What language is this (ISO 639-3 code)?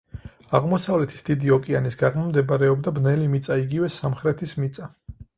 kat